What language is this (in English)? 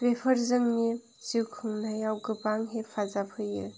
Bodo